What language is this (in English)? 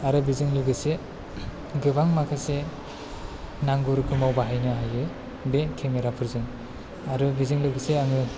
Bodo